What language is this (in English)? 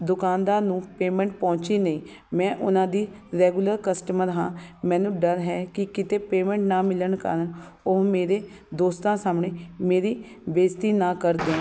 Punjabi